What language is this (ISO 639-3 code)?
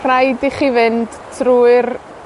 cym